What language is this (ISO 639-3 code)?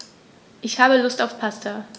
deu